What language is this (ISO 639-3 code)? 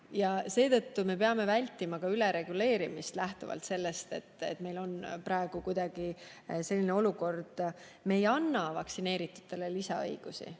est